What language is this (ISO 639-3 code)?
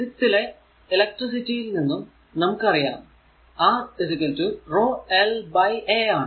mal